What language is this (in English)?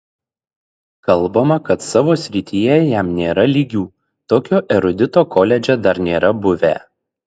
Lithuanian